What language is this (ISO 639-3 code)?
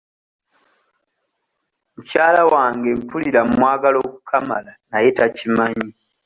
lug